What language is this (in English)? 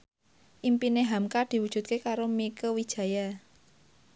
Javanese